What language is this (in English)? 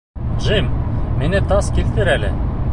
Bashkir